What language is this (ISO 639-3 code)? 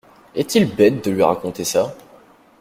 fra